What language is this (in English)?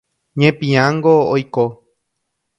Guarani